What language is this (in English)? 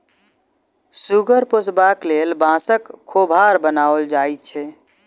Maithili